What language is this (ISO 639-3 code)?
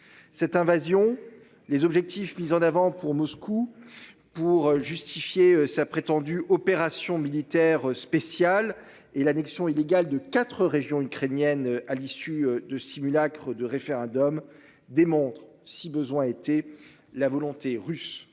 fra